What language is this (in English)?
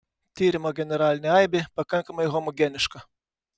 Lithuanian